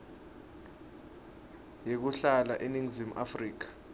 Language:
Swati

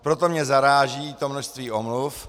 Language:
Czech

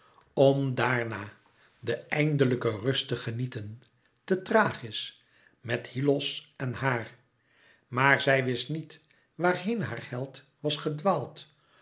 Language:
Dutch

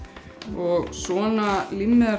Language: Icelandic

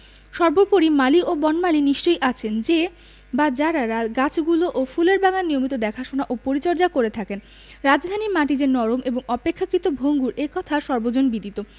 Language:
Bangla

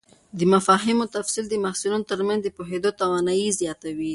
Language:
Pashto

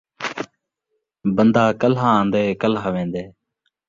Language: Saraiki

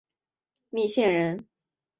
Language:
Chinese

